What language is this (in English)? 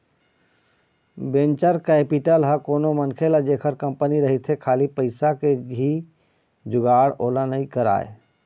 Chhattisgarhi